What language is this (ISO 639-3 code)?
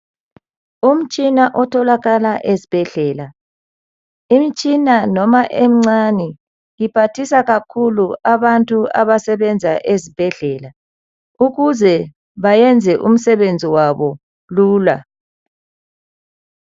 nde